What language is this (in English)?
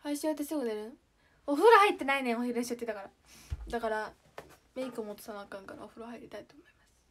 Japanese